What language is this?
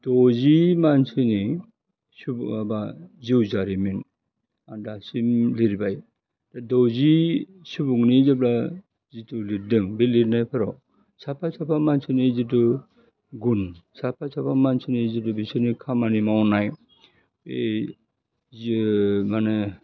Bodo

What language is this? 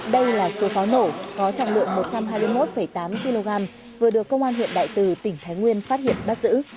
Vietnamese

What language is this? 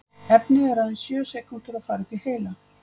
Icelandic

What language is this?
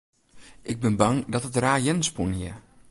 Western Frisian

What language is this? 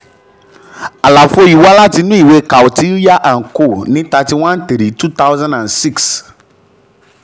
Yoruba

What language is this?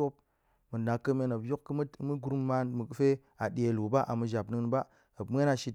Goemai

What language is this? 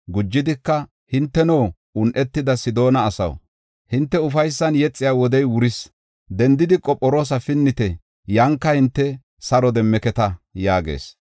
Gofa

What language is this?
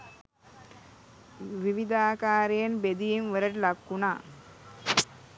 Sinhala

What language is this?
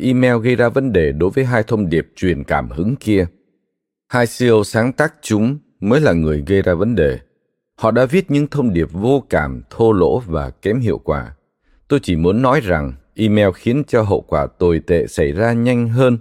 Vietnamese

